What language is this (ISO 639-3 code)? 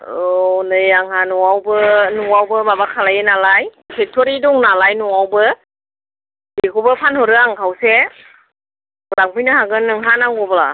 brx